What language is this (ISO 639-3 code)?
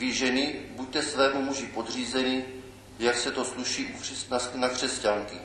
ces